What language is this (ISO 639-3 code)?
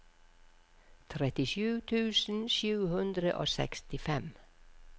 nor